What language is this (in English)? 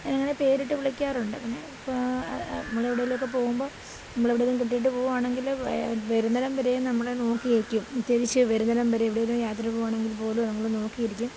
Malayalam